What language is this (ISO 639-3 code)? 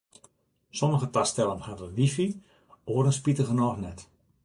fry